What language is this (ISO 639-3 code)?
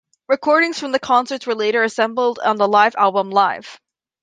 eng